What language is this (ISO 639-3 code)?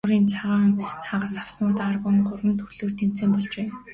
mon